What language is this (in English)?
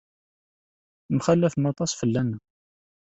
Kabyle